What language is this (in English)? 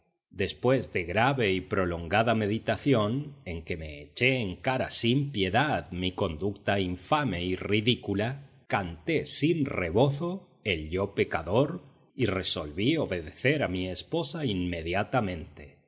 Spanish